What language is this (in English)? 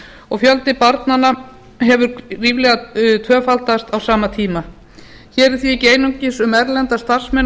Icelandic